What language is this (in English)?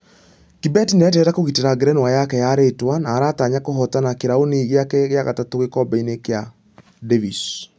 Kikuyu